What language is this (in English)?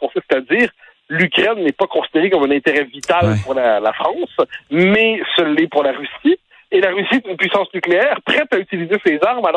French